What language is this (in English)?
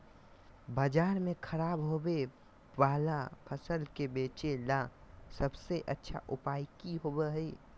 Magahi